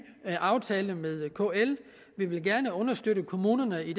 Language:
Danish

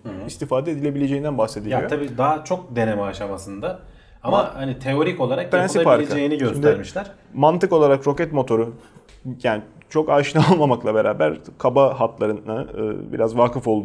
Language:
Turkish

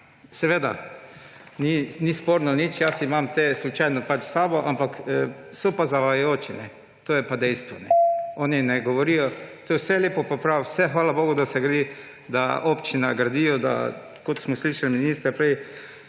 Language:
Slovenian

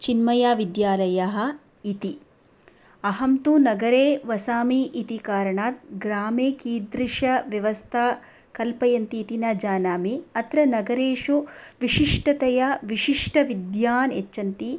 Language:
Sanskrit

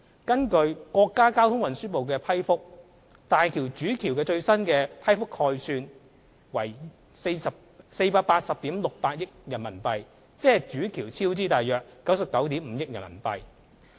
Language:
Cantonese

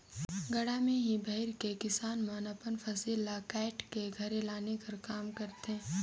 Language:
Chhattisgarhi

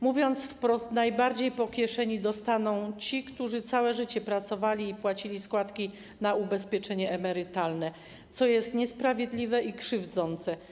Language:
Polish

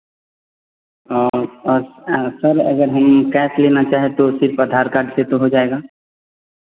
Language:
Hindi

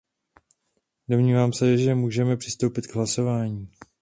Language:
Czech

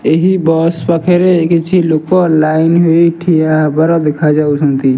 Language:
Odia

